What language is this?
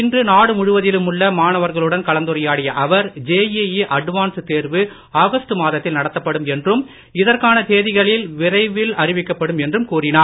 Tamil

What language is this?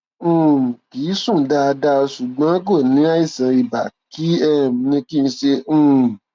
Yoruba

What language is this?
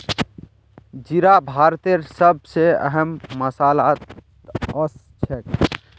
Magahi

